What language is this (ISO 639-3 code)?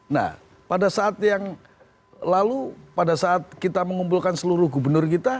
ind